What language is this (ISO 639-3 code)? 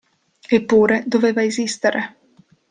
ita